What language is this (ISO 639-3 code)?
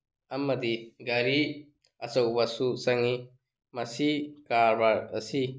mni